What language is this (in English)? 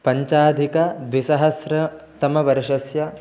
Sanskrit